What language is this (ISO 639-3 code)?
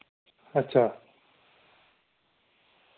doi